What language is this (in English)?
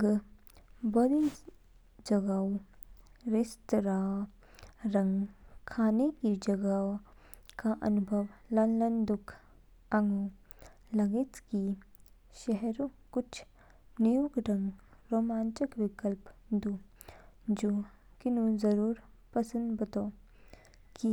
Kinnauri